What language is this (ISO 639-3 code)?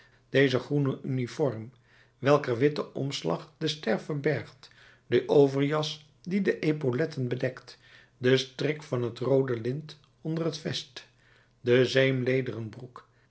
nld